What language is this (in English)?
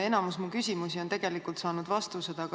Estonian